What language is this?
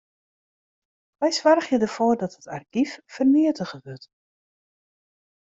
Western Frisian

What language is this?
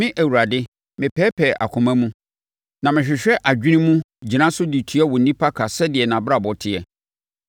Akan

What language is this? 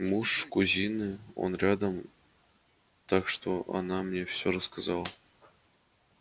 Russian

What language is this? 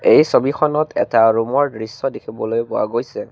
Assamese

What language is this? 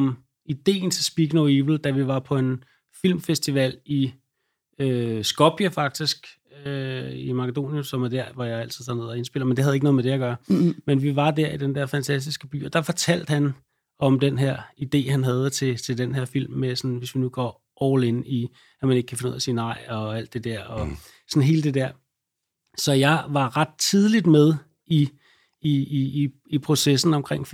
Danish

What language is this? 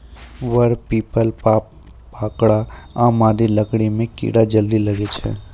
Maithili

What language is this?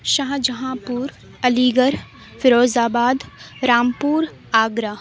Urdu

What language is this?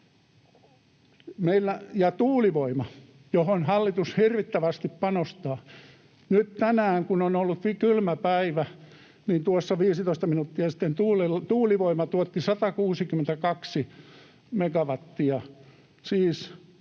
Finnish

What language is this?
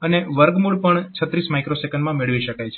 Gujarati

